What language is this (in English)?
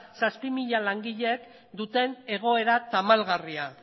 Basque